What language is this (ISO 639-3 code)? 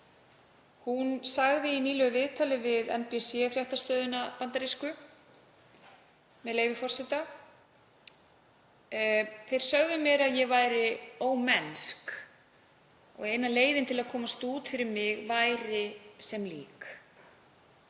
isl